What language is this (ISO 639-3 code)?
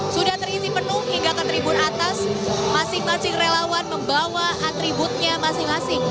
ind